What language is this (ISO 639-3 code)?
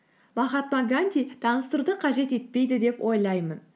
kaz